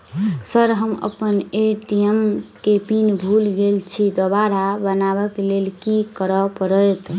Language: Maithili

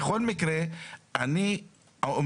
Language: Hebrew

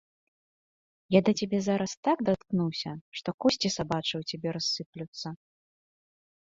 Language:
Belarusian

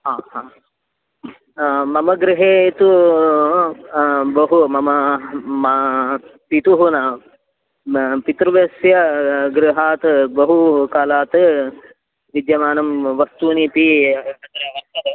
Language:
Sanskrit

